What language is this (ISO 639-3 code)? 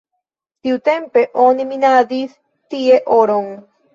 epo